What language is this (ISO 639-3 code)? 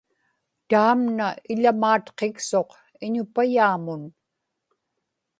ipk